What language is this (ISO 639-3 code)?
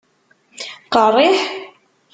kab